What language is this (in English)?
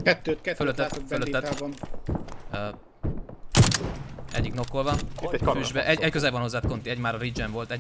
Hungarian